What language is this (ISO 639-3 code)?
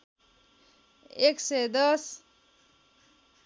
nep